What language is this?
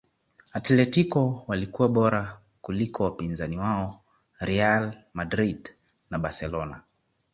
Swahili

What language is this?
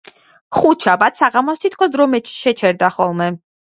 Georgian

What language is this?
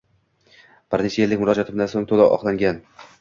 Uzbek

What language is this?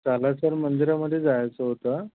Marathi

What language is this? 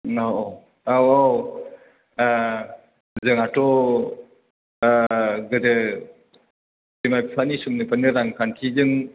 Bodo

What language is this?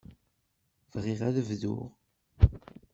Kabyle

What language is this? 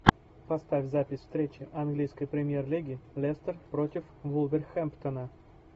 Russian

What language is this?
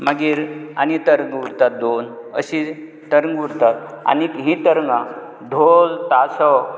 Konkani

